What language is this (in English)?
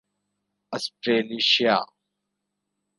Urdu